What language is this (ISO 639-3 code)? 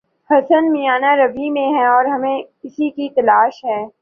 urd